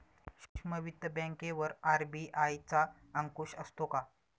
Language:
Marathi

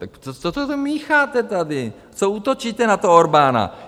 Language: Czech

